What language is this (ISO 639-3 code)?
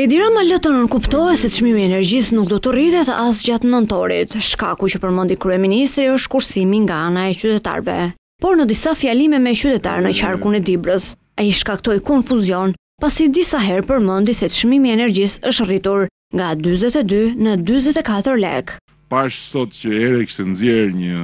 ron